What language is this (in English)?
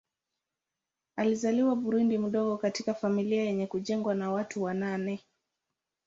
Swahili